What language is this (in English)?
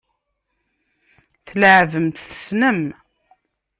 Kabyle